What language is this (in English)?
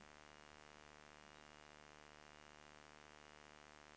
Swedish